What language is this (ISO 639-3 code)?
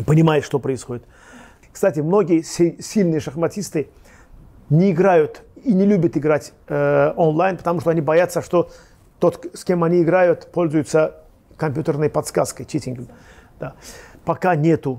rus